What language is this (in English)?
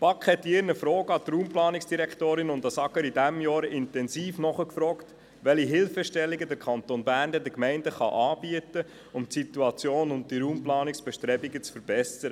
Swiss German